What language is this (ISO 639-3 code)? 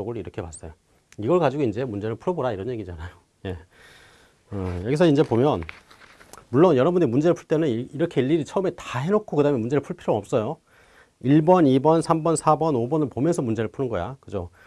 kor